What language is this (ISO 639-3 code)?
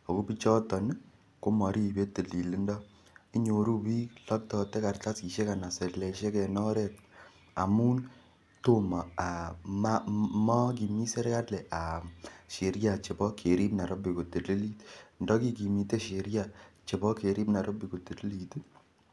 kln